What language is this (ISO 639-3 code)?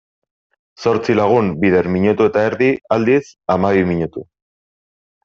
eus